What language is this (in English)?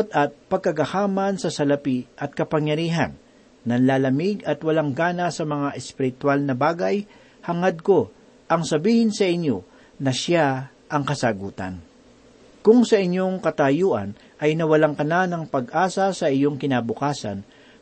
Filipino